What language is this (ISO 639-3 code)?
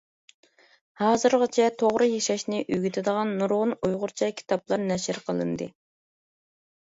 uig